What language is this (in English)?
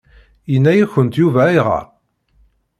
Kabyle